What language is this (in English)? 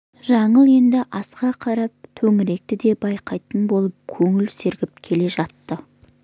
Kazakh